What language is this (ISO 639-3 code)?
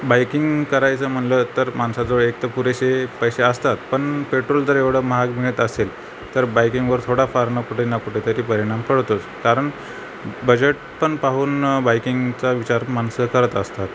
mar